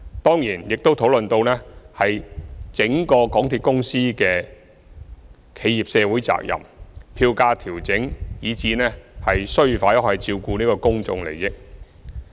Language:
Cantonese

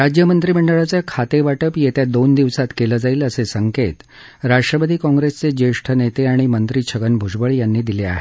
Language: Marathi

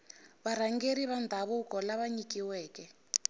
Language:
Tsonga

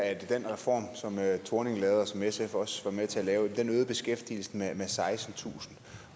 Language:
Danish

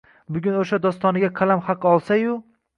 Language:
Uzbek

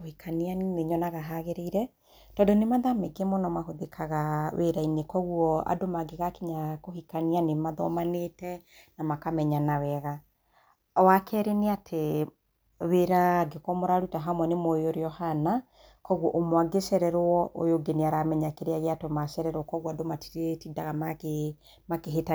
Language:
Kikuyu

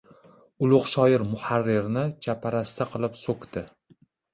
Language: Uzbek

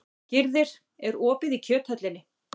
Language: Icelandic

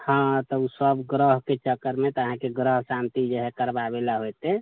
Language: Maithili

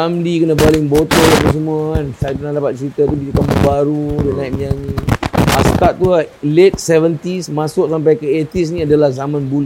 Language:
Malay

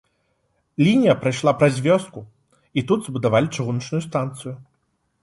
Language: Belarusian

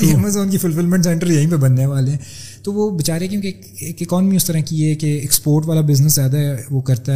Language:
Urdu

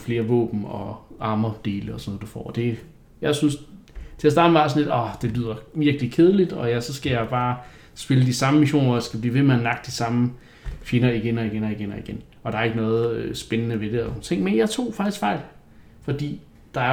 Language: Danish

